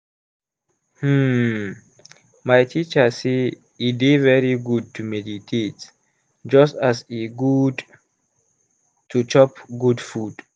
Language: Nigerian Pidgin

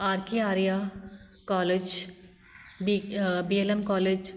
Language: Punjabi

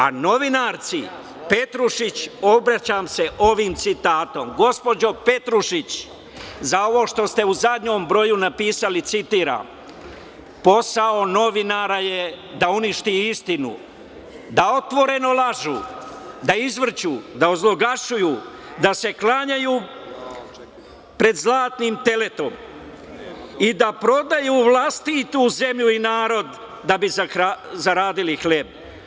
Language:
Serbian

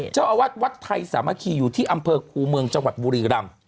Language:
Thai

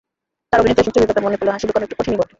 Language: Bangla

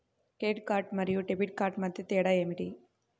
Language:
Telugu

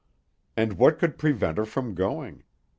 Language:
English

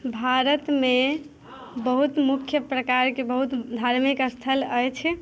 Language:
Maithili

